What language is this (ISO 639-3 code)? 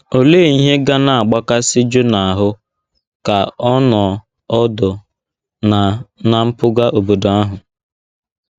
ibo